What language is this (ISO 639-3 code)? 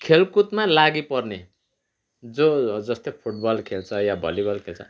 nep